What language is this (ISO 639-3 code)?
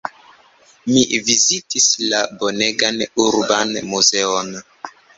epo